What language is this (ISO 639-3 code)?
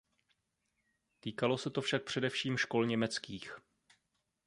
ces